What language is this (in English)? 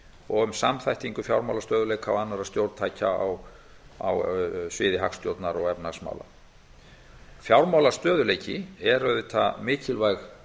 Icelandic